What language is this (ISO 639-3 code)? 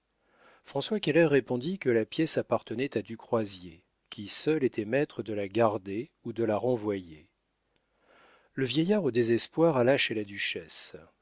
fra